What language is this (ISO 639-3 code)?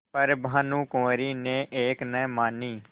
hin